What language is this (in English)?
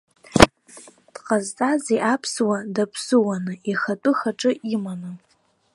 Abkhazian